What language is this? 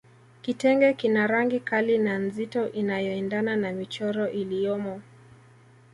Swahili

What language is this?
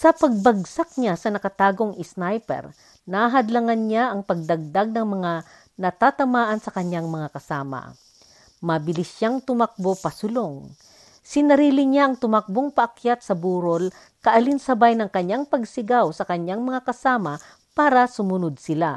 Filipino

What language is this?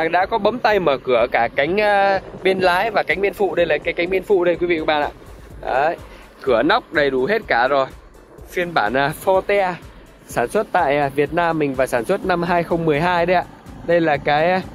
Vietnamese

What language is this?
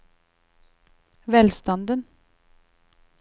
Norwegian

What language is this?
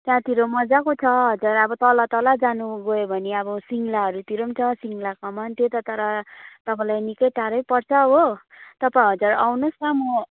Nepali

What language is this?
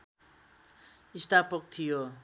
Nepali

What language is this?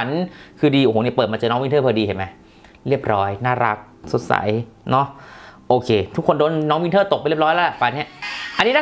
Thai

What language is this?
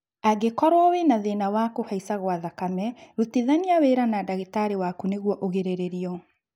Kikuyu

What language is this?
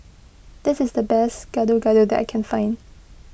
English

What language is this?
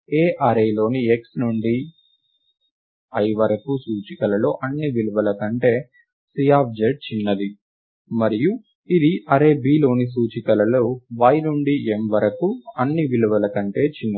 Telugu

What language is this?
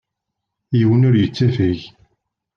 Kabyle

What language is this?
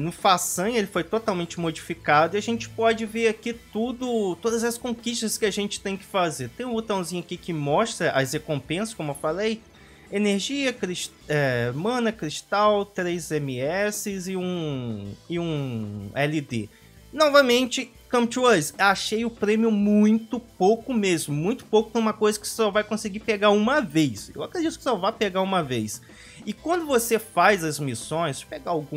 Portuguese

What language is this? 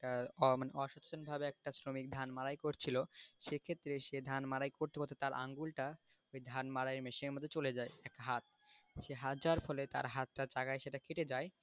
Bangla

